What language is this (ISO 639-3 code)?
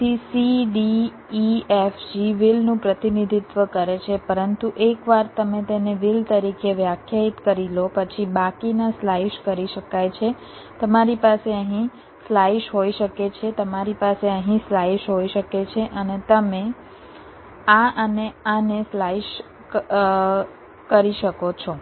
guj